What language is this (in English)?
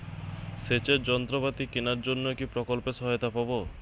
Bangla